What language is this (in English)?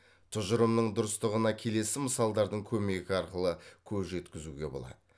Kazakh